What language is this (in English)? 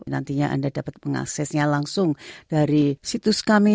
Indonesian